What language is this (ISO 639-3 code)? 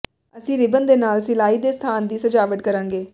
pan